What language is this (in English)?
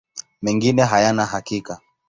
Swahili